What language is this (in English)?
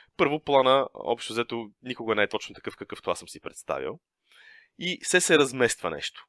Bulgarian